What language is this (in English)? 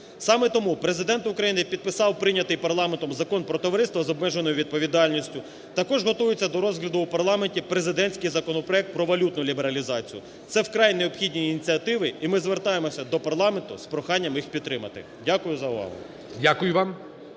Ukrainian